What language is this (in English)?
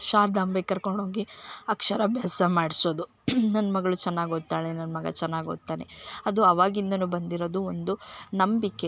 Kannada